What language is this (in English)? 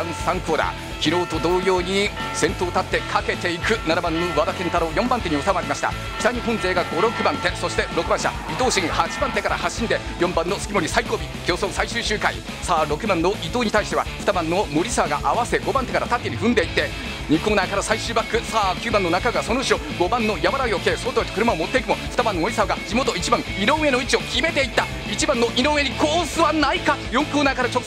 Japanese